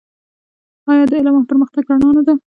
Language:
Pashto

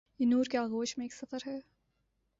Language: Urdu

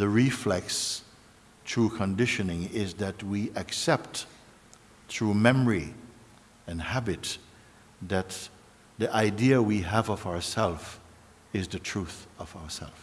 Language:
English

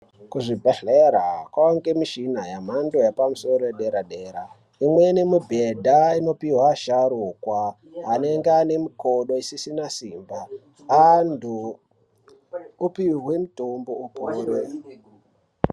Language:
Ndau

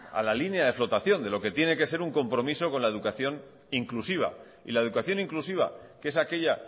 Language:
Spanish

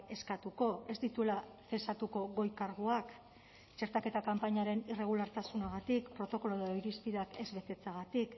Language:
Basque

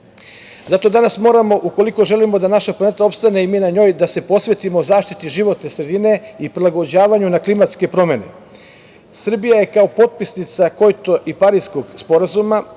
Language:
Serbian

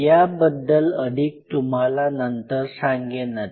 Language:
Marathi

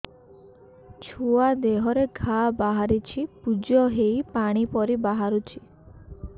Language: Odia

